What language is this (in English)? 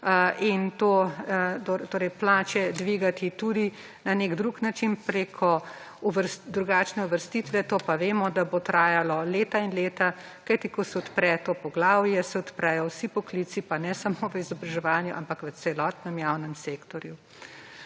Slovenian